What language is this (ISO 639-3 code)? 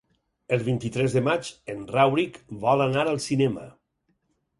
cat